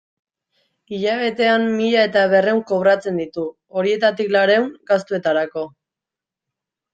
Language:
Basque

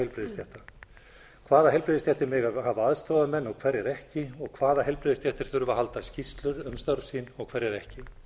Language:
Icelandic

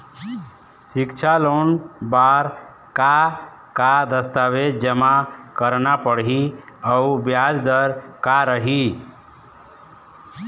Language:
Chhattisgarhi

